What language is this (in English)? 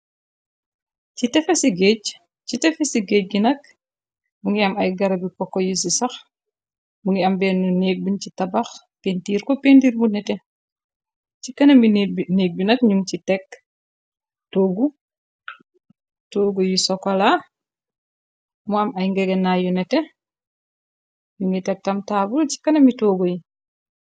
Wolof